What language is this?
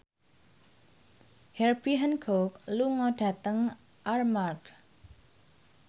Javanese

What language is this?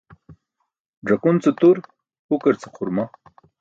Burushaski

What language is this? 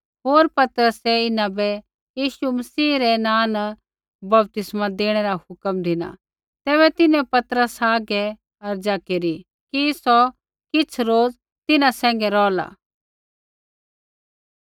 Kullu Pahari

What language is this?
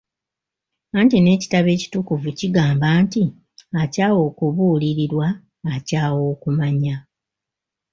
Ganda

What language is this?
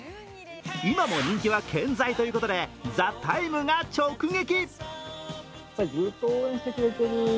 Japanese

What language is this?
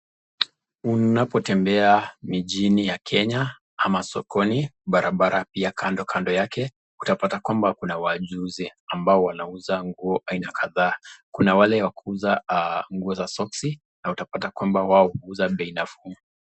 Swahili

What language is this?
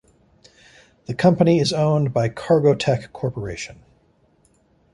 English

